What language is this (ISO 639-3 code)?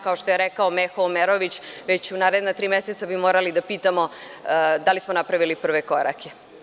srp